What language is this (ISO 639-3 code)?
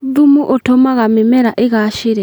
kik